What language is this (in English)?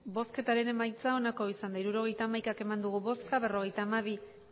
Basque